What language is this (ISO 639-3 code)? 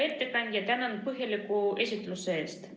est